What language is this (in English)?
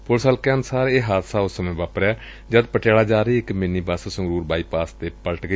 Punjabi